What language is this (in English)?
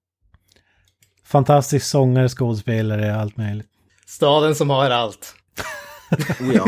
Swedish